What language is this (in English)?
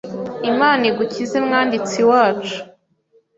Kinyarwanda